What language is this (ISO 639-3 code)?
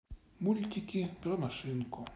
rus